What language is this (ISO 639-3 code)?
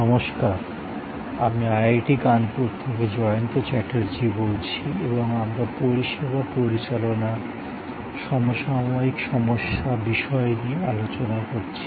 ben